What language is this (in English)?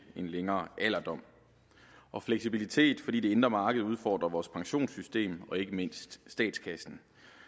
Danish